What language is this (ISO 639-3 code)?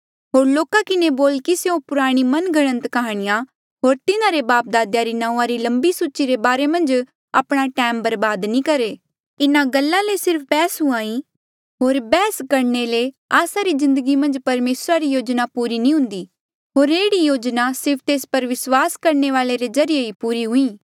mjl